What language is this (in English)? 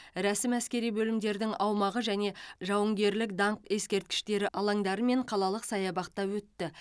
Kazakh